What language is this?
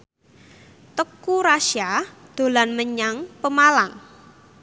Javanese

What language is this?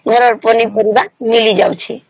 Odia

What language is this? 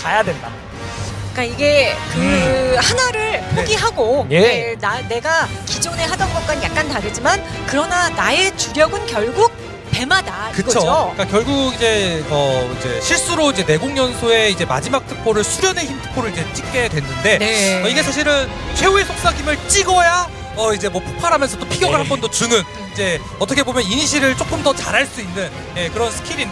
Korean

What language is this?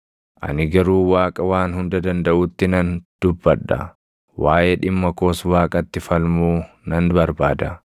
Oromo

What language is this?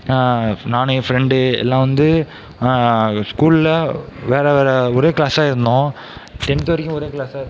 Tamil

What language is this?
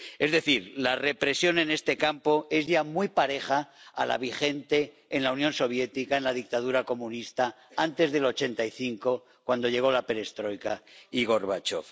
Spanish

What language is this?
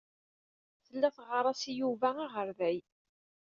Kabyle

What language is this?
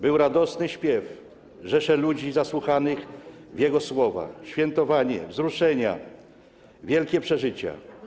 Polish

